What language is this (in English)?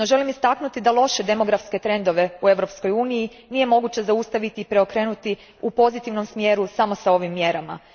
Croatian